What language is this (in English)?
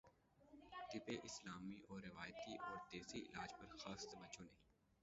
Urdu